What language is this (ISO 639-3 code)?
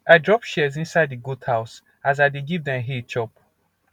pcm